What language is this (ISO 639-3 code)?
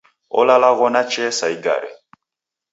dav